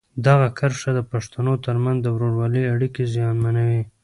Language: Pashto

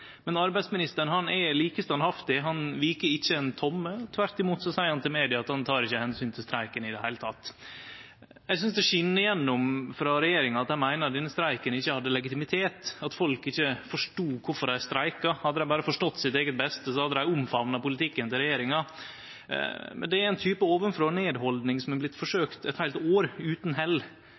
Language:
Norwegian Nynorsk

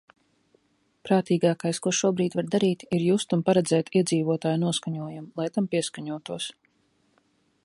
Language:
Latvian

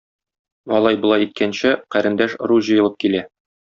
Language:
Tatar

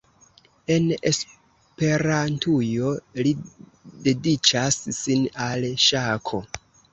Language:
Esperanto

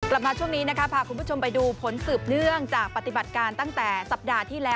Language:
Thai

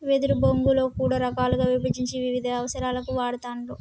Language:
Telugu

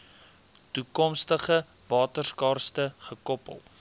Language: Afrikaans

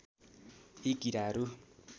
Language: Nepali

